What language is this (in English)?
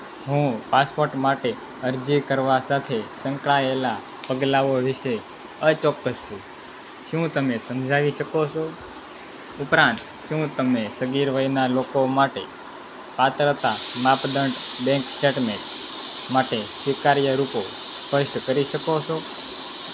Gujarati